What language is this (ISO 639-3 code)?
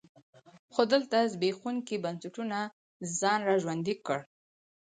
pus